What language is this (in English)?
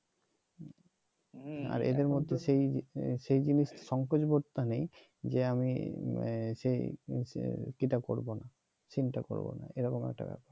Bangla